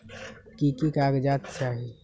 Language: Magahi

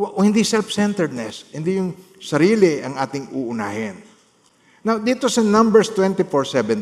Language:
Filipino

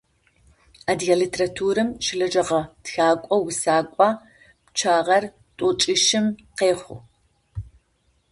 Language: Adyghe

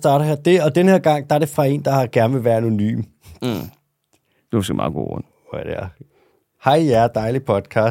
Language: Danish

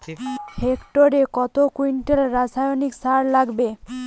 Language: Bangla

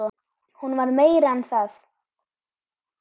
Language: Icelandic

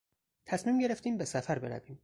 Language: Persian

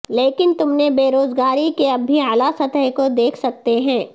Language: Urdu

